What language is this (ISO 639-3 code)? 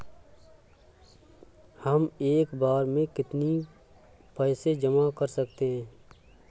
hin